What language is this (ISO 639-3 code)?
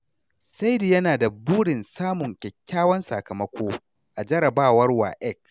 hau